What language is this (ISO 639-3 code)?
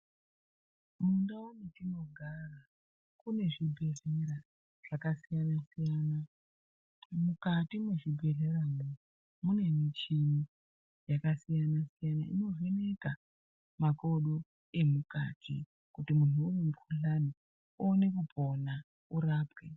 ndc